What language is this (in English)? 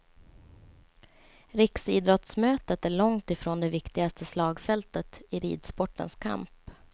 Swedish